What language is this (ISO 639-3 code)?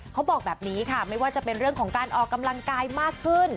tha